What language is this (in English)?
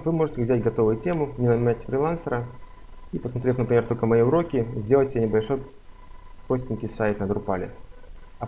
Russian